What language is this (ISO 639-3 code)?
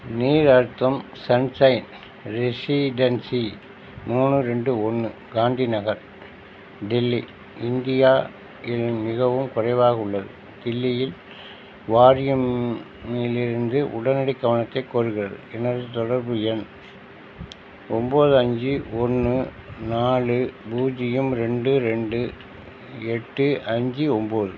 tam